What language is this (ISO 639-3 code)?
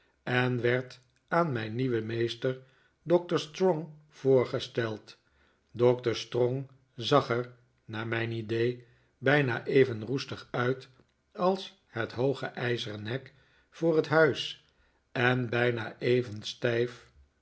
nld